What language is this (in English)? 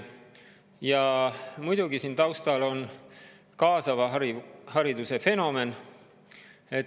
Estonian